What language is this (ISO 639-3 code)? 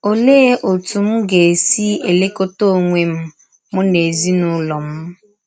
ibo